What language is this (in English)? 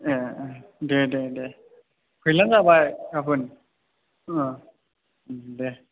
Bodo